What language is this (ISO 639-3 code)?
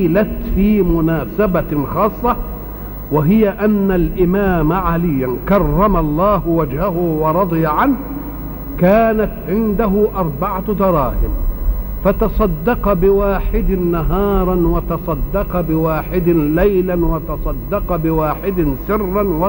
ara